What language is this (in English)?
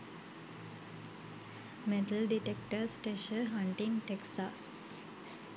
Sinhala